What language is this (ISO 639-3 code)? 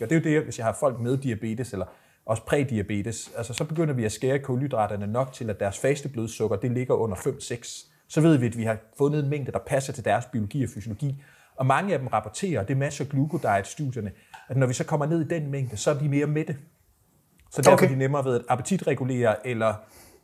dan